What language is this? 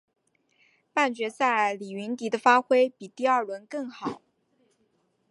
Chinese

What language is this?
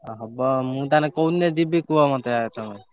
Odia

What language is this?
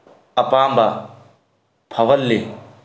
Manipuri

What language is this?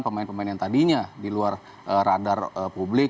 Indonesian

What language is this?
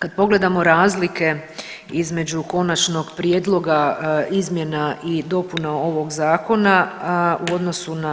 Croatian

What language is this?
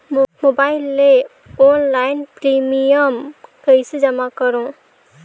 Chhattisgarhi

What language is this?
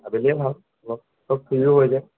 Assamese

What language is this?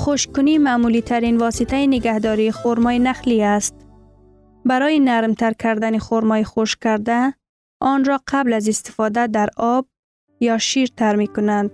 Persian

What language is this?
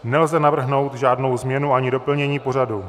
Czech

